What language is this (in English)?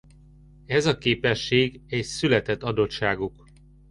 Hungarian